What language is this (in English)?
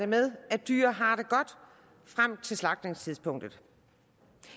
Danish